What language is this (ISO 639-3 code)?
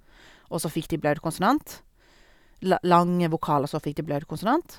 nor